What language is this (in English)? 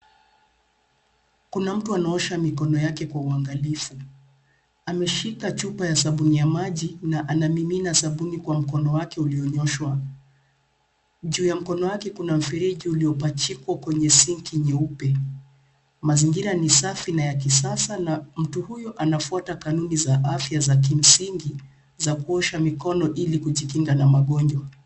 Swahili